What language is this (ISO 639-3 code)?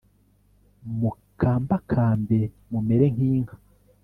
kin